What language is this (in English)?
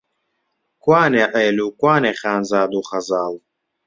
Central Kurdish